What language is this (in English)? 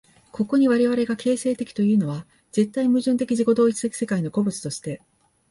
Japanese